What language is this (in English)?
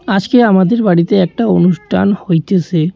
Bangla